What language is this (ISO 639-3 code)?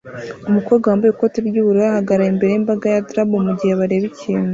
kin